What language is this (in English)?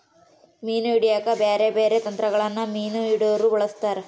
Kannada